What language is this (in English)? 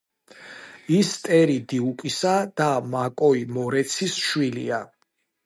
Georgian